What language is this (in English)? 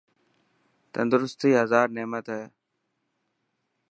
Dhatki